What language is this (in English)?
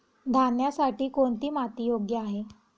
Marathi